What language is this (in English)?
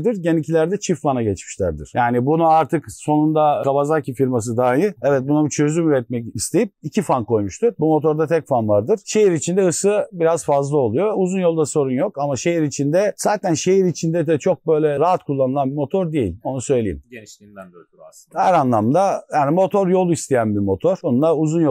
Turkish